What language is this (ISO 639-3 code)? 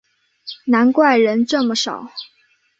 zho